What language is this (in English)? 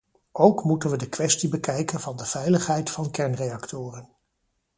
Dutch